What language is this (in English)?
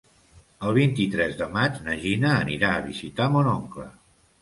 Catalan